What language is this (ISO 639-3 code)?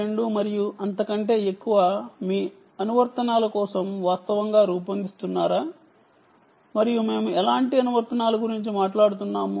tel